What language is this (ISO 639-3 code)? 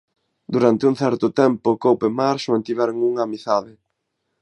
glg